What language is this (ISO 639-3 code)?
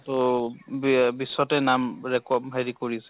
asm